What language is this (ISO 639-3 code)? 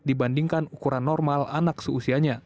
ind